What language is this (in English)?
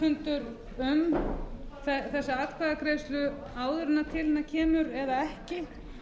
Icelandic